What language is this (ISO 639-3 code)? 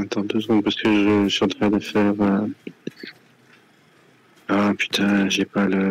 fra